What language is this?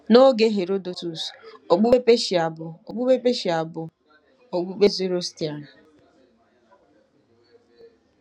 Igbo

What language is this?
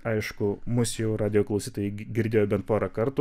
Lithuanian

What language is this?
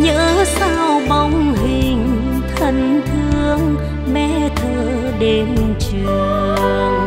Vietnamese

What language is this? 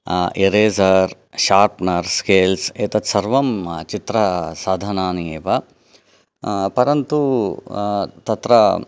Sanskrit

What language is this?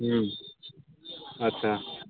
Maithili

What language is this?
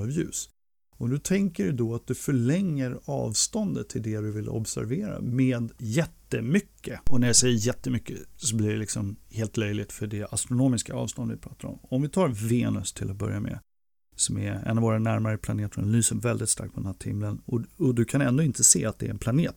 Swedish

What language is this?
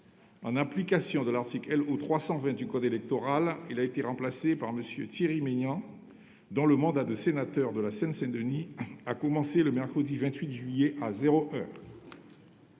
French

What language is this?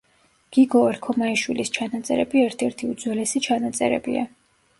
Georgian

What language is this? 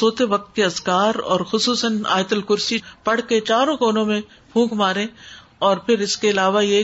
Urdu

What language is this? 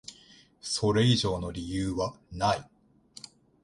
Japanese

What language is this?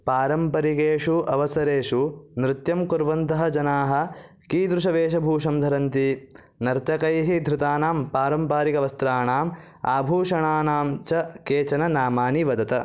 Sanskrit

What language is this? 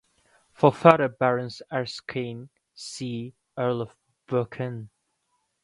English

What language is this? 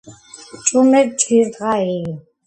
Georgian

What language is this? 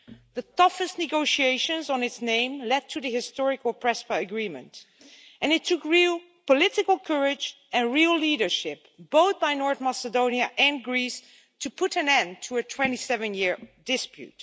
English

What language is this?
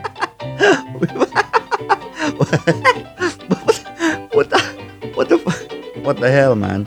Filipino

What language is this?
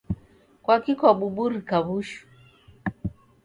Taita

